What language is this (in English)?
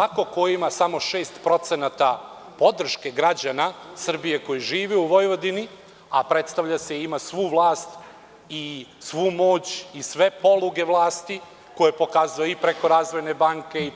Serbian